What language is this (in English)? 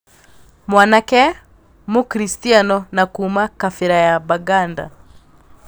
Kikuyu